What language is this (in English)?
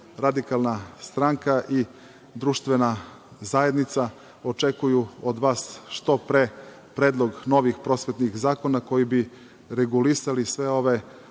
Serbian